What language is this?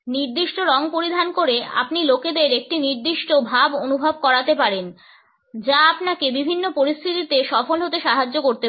Bangla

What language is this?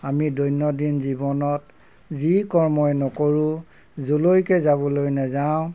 Assamese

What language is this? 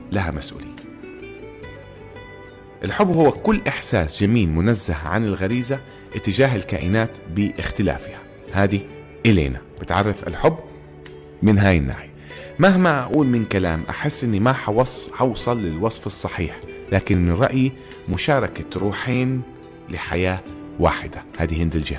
Arabic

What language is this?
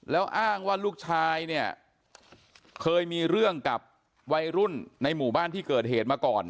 Thai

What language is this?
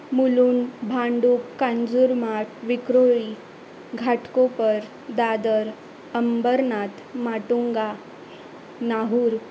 Marathi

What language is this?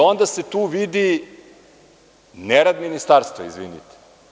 Serbian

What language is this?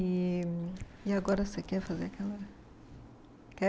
Portuguese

